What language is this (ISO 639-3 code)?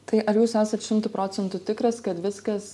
lit